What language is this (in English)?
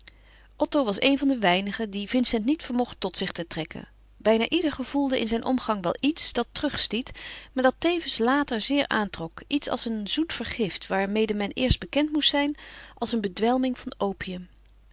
Dutch